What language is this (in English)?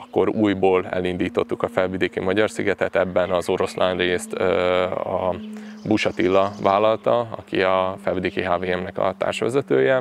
Hungarian